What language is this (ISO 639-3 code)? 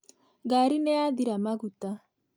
kik